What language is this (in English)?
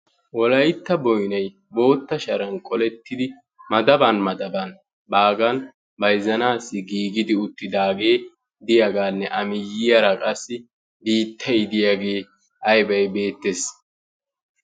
Wolaytta